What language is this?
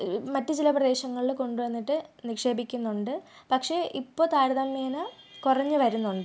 Malayalam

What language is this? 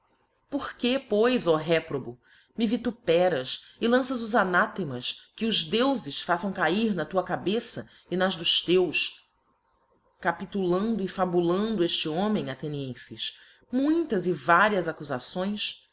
Portuguese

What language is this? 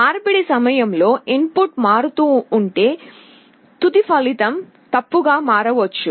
Telugu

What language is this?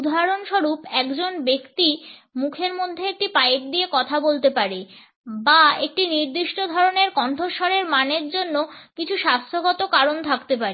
Bangla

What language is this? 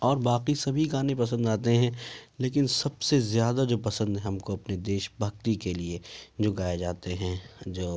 Urdu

